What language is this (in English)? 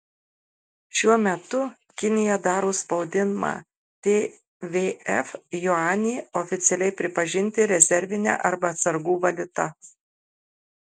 Lithuanian